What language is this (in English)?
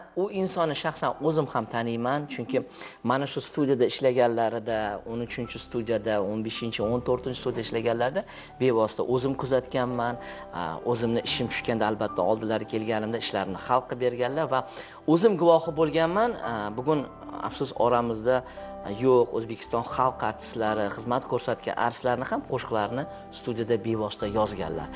Turkish